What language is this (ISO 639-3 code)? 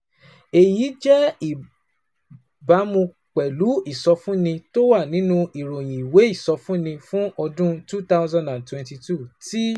yor